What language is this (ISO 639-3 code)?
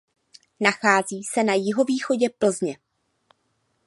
ces